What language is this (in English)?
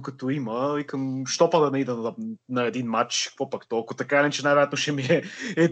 Bulgarian